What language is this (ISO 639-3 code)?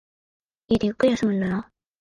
jpn